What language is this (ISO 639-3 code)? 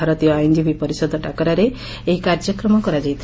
ori